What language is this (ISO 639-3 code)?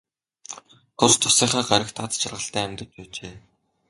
mon